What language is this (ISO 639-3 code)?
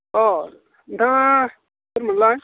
brx